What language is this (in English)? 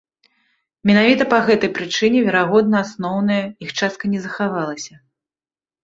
Belarusian